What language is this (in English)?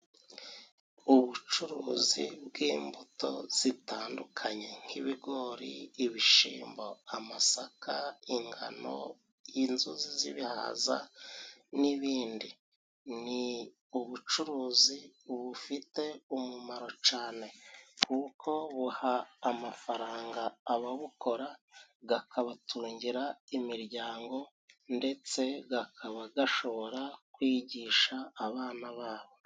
Kinyarwanda